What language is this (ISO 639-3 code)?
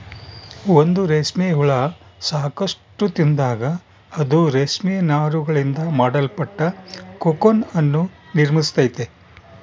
kan